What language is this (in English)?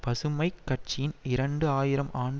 Tamil